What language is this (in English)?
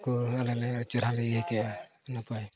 Santali